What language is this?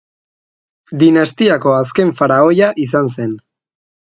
Basque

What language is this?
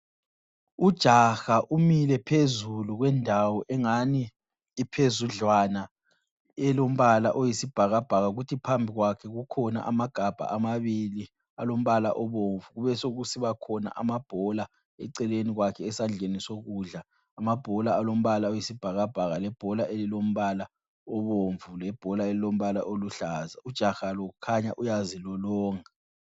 North Ndebele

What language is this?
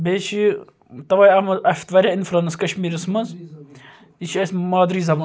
Kashmiri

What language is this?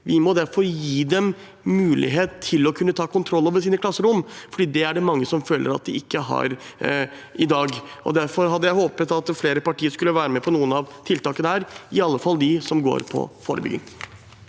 Norwegian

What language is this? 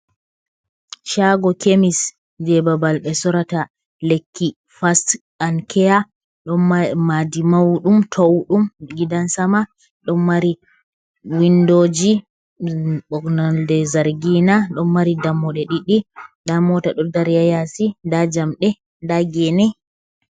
Fula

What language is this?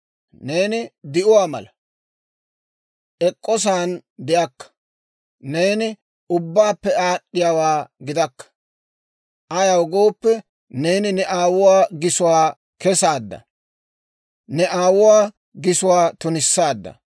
Dawro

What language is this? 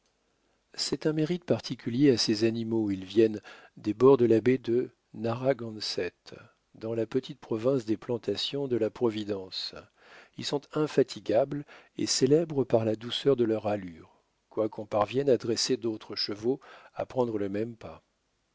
French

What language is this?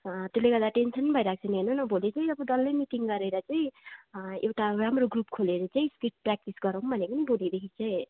Nepali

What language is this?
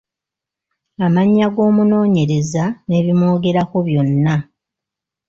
Ganda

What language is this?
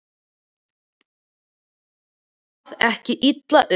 Icelandic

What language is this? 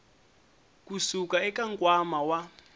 Tsonga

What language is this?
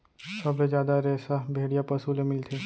Chhattisgarhi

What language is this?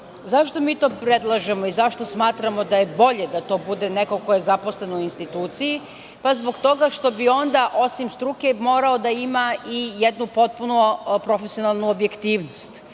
Serbian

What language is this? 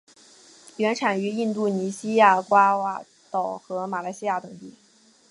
Chinese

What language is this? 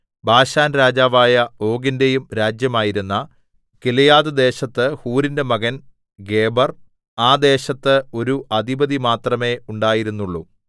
Malayalam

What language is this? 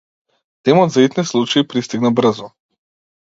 Macedonian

